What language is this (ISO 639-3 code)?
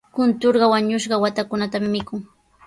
qws